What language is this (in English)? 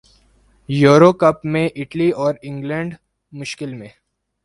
Urdu